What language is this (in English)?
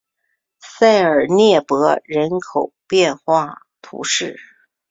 Chinese